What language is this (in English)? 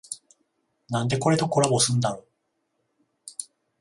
Japanese